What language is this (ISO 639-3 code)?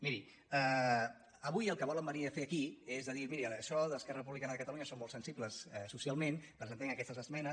cat